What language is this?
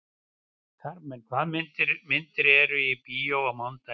Icelandic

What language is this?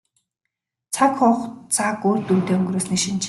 Mongolian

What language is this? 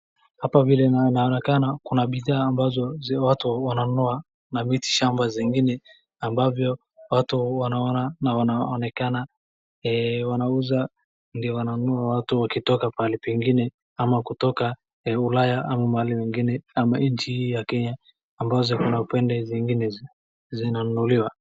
Swahili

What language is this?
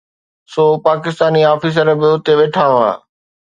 Sindhi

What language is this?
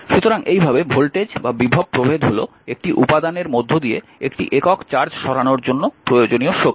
Bangla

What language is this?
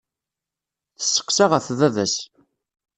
Kabyle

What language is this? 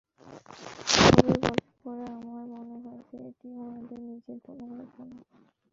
Bangla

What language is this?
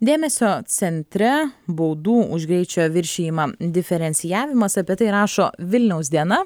Lithuanian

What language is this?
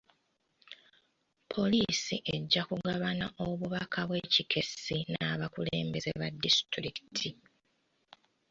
Ganda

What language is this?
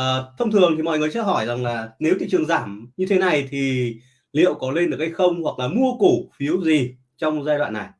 Vietnamese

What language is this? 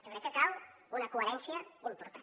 Catalan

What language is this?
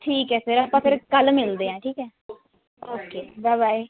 Punjabi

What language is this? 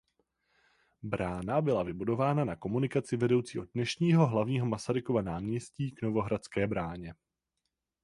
Czech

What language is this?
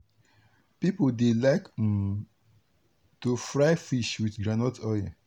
Nigerian Pidgin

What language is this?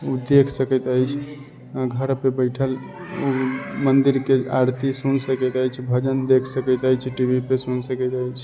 Maithili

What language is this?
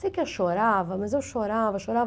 Portuguese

